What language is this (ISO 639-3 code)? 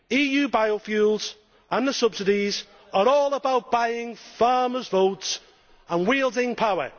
eng